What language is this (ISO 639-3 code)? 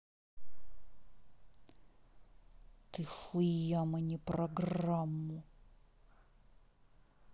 rus